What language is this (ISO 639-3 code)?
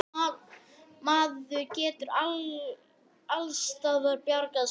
isl